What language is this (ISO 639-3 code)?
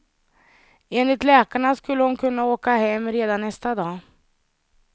swe